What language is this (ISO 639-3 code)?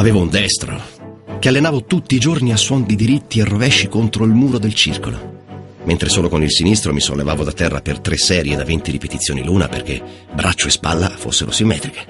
ita